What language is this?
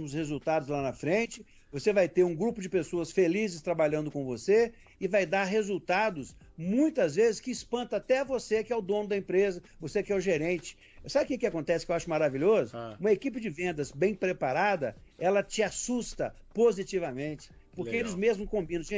Portuguese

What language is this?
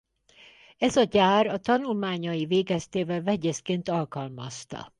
Hungarian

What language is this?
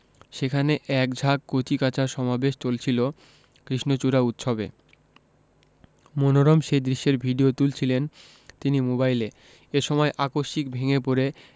Bangla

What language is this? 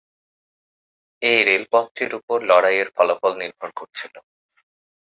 Bangla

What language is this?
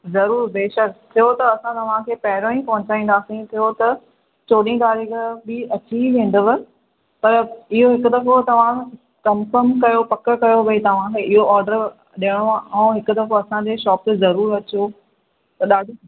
Sindhi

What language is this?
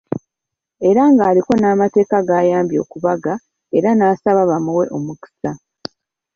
Ganda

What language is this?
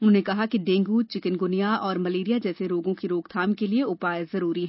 Hindi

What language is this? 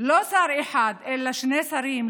Hebrew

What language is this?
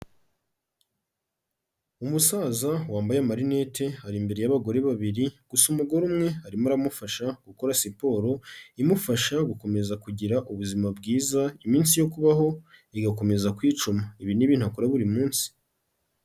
Kinyarwanda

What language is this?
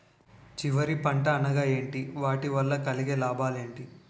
Telugu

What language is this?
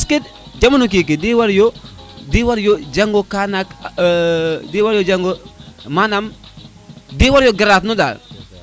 Serer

